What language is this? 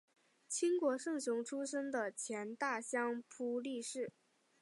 Chinese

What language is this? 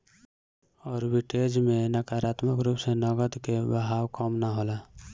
Bhojpuri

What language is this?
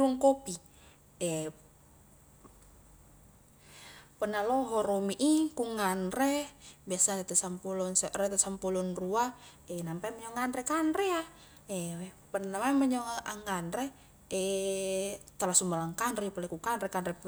Highland Konjo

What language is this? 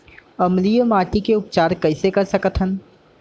Chhattisgarhi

